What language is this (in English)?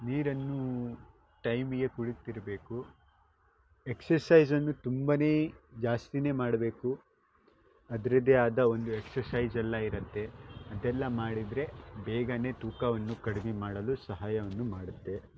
Kannada